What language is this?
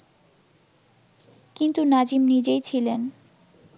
Bangla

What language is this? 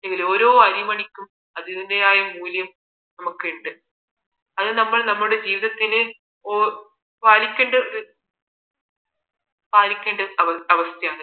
Malayalam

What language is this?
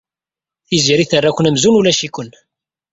Kabyle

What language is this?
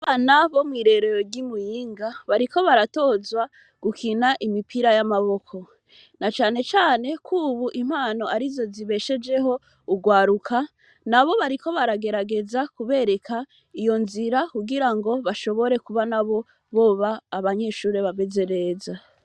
Rundi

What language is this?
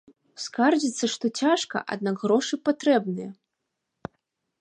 Belarusian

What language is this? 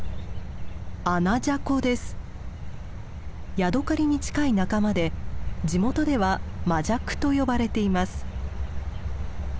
Japanese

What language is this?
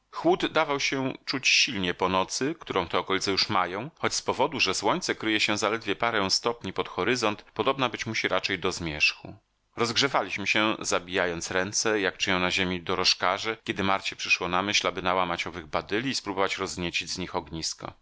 Polish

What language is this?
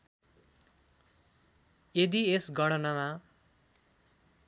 Nepali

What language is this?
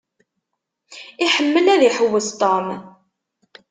Kabyle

